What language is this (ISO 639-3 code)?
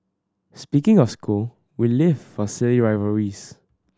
eng